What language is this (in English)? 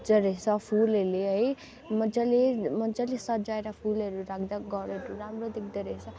Nepali